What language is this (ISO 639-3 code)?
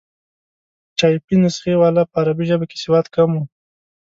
pus